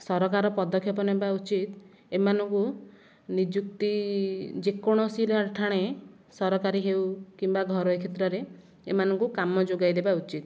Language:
Odia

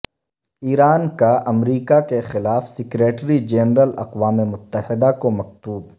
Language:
Urdu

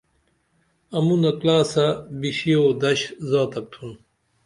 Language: Dameli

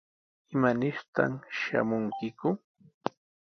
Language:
Sihuas Ancash Quechua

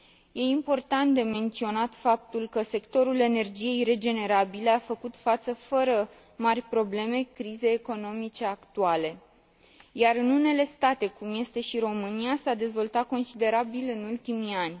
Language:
Romanian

